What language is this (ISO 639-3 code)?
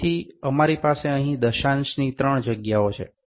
guj